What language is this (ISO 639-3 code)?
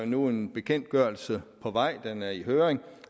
dan